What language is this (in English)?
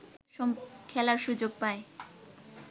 Bangla